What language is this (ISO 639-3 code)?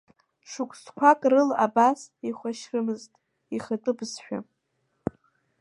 abk